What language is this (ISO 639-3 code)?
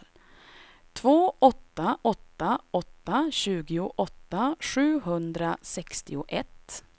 swe